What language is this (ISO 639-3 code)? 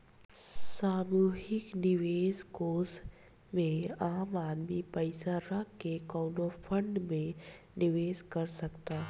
bho